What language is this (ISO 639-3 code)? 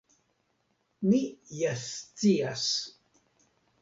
epo